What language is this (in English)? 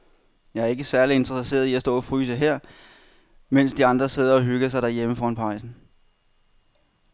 Danish